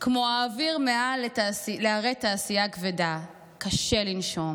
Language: Hebrew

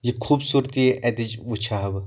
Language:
Kashmiri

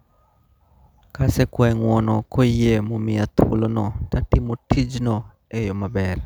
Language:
Luo (Kenya and Tanzania)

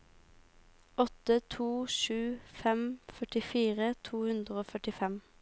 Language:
Norwegian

